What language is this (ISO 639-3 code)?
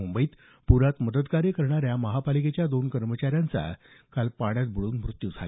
mar